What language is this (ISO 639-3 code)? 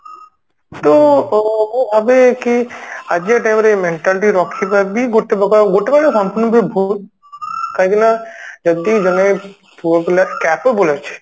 ori